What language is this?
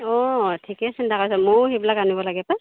Assamese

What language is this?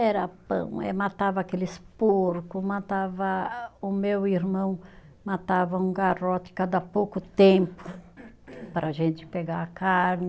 Portuguese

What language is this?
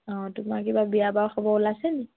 Assamese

